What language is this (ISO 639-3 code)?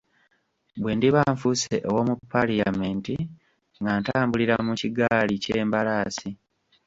lug